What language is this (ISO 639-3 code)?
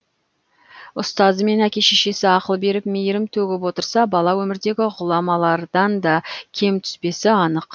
kaz